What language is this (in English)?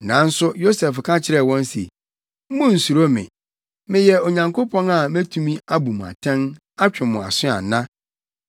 Akan